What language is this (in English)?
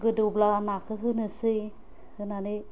Bodo